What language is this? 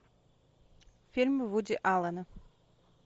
Russian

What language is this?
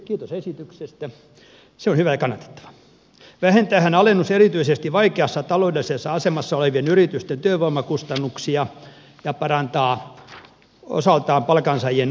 Finnish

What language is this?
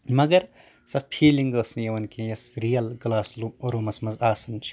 Kashmiri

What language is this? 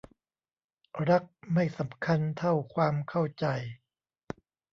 Thai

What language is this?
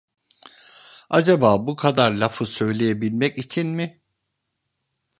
Turkish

